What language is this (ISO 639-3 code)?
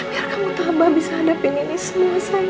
ind